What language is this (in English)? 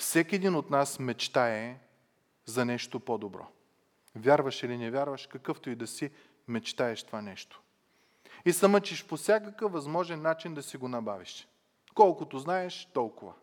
Bulgarian